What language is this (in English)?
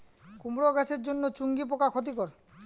Bangla